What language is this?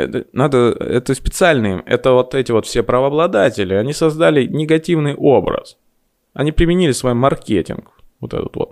Russian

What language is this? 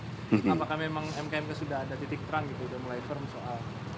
Indonesian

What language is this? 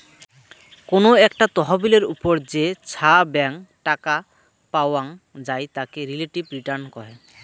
Bangla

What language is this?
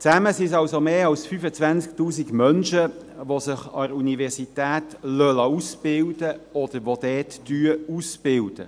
Swiss German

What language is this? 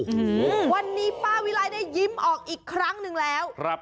Thai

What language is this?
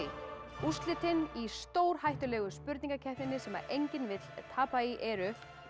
Icelandic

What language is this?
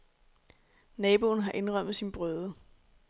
Danish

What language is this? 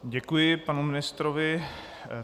Czech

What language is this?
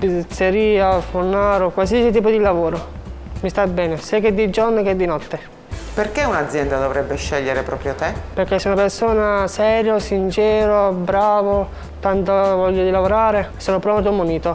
Italian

